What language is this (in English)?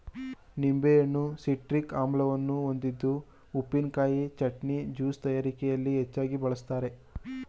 Kannada